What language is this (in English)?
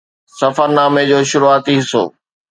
Sindhi